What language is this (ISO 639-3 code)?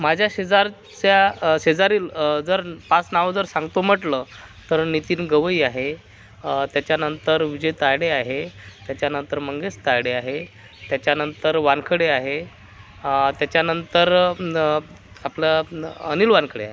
mar